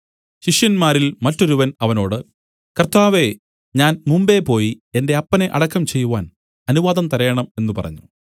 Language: Malayalam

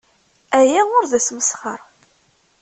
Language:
Kabyle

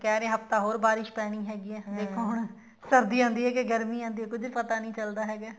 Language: Punjabi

